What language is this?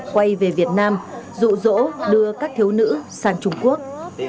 Vietnamese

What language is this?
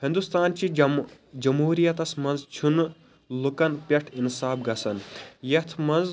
Kashmiri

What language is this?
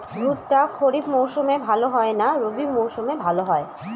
Bangla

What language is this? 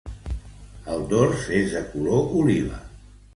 Catalan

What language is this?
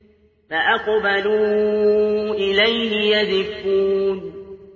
Arabic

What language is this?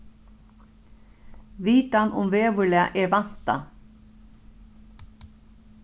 Faroese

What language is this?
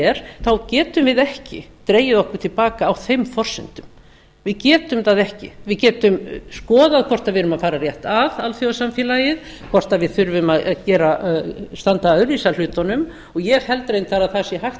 Icelandic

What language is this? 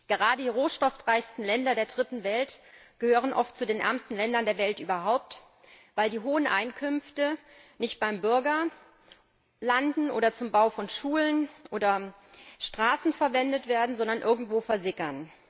German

